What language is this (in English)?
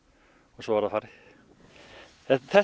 Icelandic